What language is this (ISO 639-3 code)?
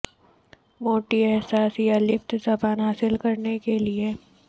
urd